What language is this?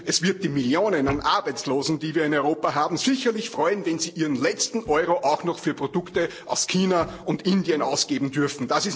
German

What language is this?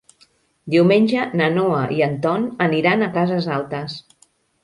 Catalan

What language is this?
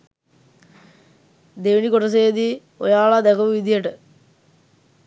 Sinhala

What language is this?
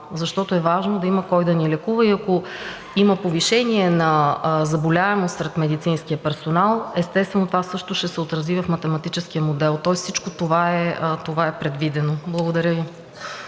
Bulgarian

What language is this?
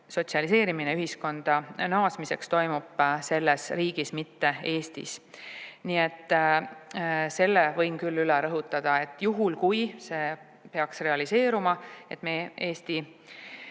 Estonian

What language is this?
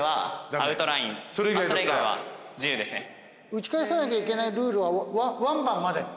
Japanese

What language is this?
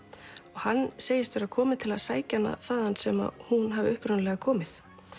Icelandic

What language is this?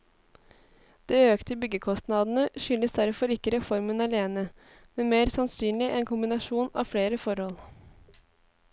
Norwegian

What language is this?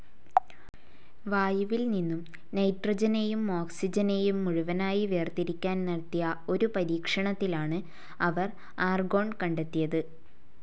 Malayalam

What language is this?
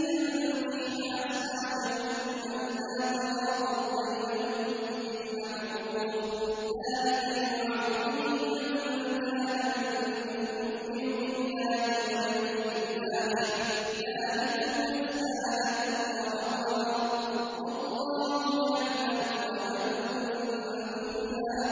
Arabic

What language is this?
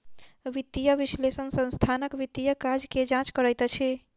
Maithili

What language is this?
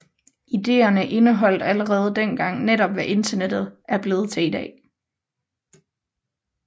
Danish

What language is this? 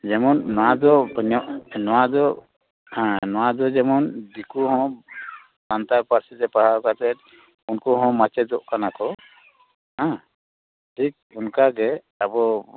Santali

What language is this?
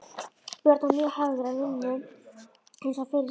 Icelandic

